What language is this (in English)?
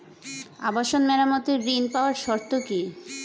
Bangla